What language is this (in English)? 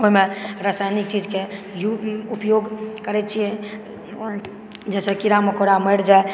Maithili